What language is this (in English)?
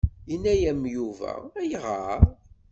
Kabyle